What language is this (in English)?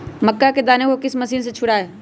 Magahi